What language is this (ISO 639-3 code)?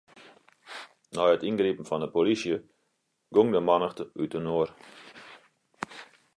fry